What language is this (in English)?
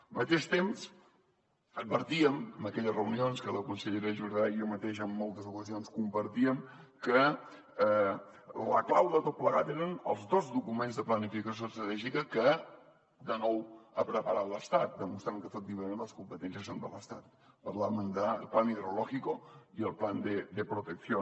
Catalan